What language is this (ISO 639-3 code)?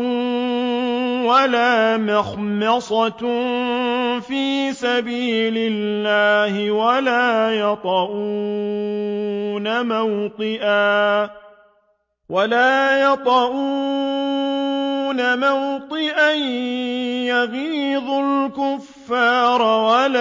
ara